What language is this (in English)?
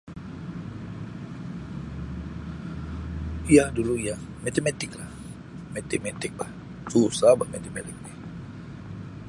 Sabah Malay